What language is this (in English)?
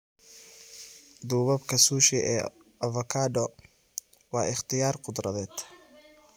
Somali